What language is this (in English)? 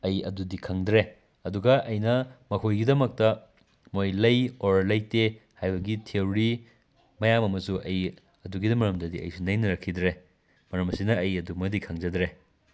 Manipuri